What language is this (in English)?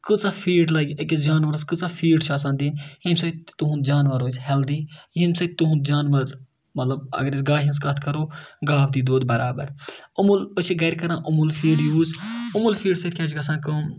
Kashmiri